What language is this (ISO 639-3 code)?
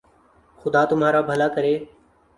urd